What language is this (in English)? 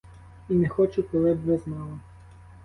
Ukrainian